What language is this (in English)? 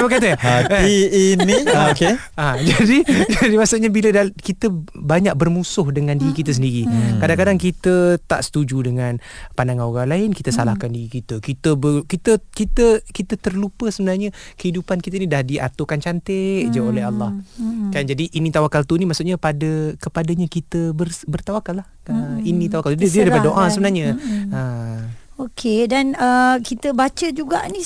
Malay